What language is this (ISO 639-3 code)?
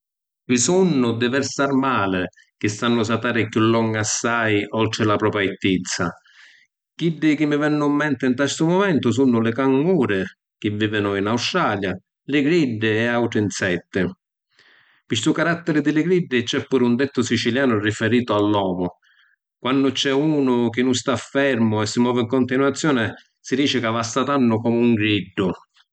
scn